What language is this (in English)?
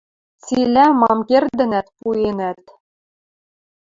Western Mari